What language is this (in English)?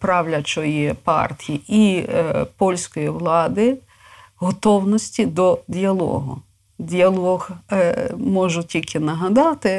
Ukrainian